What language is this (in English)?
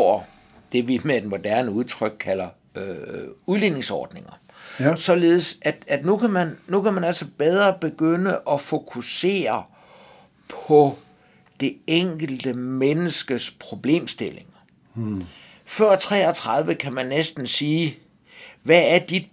Danish